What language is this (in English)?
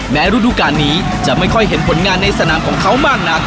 Thai